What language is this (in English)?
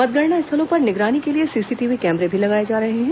Hindi